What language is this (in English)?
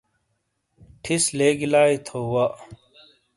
Shina